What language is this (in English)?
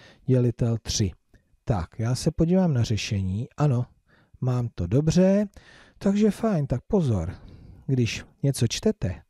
Czech